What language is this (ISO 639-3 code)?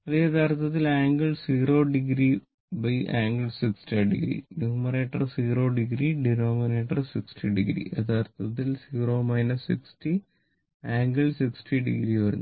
mal